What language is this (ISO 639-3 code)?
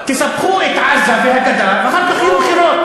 heb